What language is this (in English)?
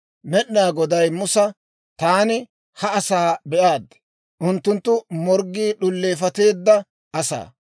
Dawro